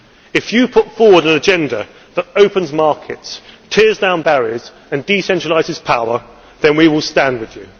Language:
English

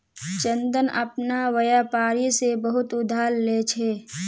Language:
Magahi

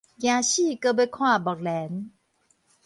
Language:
Min Nan Chinese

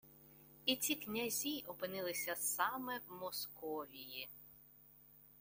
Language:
Ukrainian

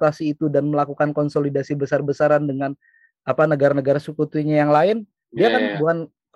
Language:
Indonesian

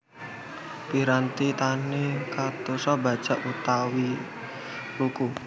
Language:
Javanese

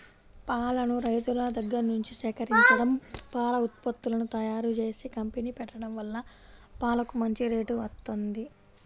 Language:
Telugu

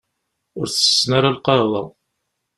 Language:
Kabyle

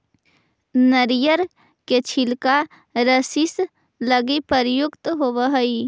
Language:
Magahi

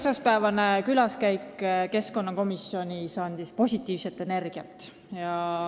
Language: Estonian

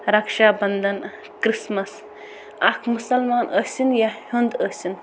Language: Kashmiri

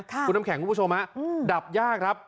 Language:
Thai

